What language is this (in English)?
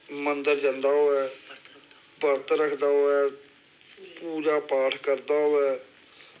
Dogri